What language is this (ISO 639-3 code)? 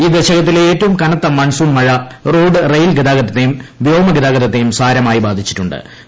mal